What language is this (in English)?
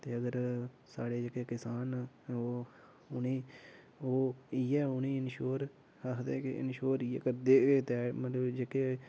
Dogri